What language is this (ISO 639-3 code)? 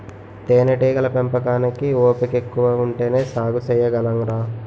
tel